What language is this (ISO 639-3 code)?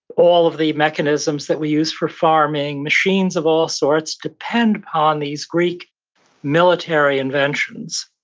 eng